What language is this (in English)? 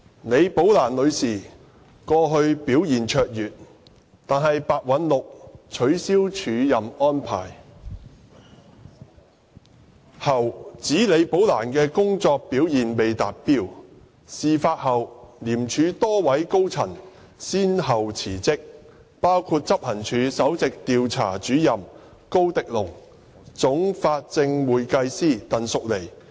Cantonese